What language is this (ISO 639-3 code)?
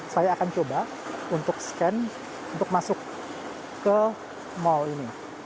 ind